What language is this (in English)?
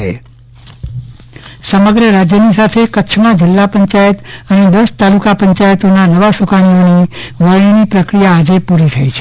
Gujarati